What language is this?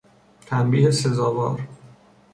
Persian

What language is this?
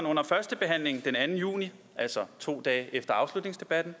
Danish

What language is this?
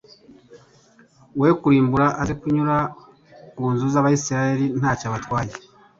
Kinyarwanda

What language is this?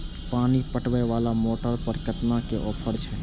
Maithili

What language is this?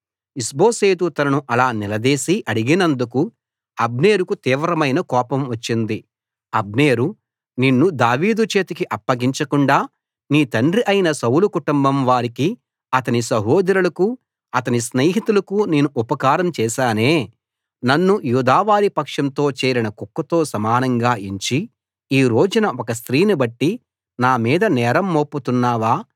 Telugu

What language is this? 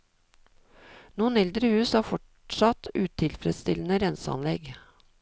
Norwegian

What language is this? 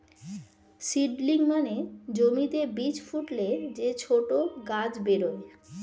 Bangla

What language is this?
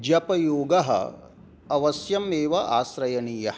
Sanskrit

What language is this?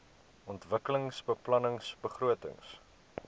Afrikaans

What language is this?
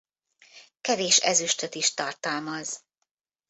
Hungarian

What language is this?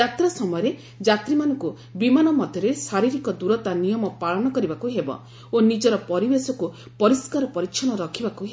Odia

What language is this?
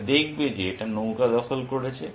Bangla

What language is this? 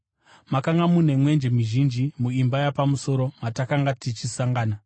Shona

